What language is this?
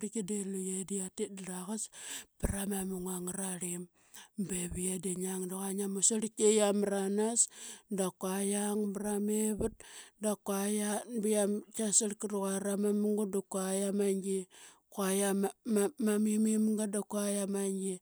Qaqet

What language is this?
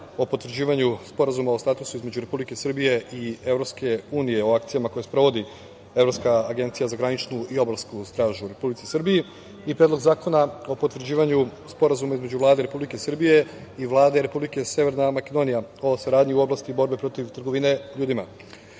Serbian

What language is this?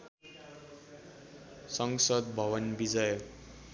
Nepali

